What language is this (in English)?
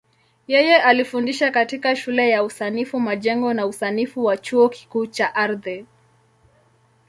Swahili